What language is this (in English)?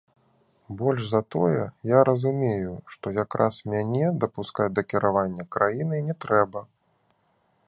Belarusian